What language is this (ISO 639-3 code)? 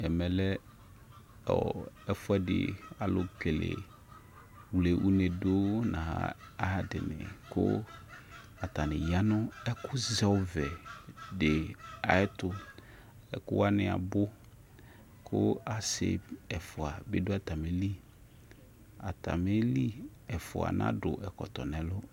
kpo